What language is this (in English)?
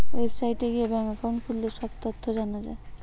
Bangla